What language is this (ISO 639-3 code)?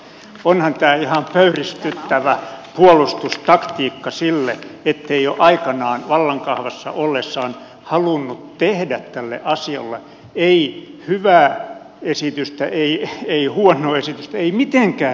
fin